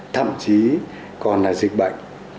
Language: Vietnamese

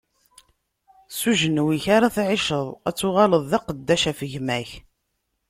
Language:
Kabyle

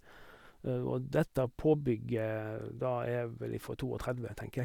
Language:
Norwegian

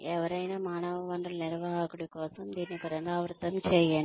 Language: Telugu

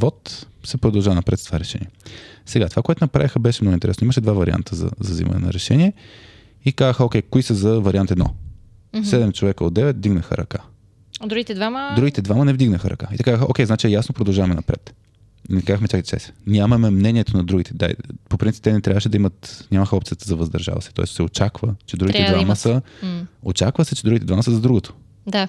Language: Bulgarian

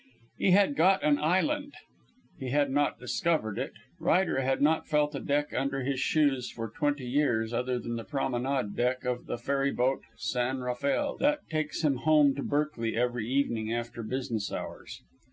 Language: English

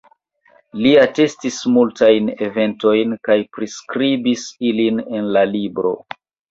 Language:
Esperanto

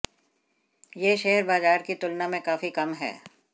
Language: Hindi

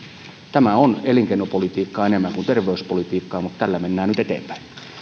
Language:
Finnish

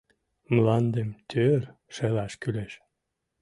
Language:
Mari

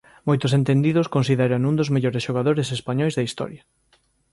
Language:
Galician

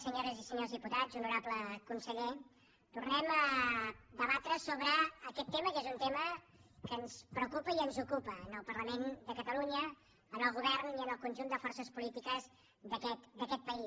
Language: Catalan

